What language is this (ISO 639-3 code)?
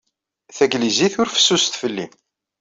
kab